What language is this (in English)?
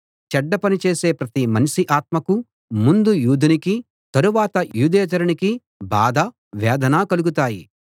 Telugu